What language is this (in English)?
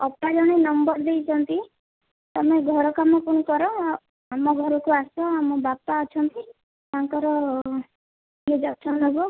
Odia